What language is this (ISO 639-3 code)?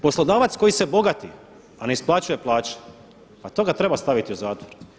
hrv